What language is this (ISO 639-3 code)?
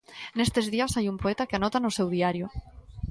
glg